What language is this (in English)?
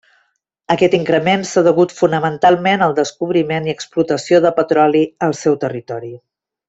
Catalan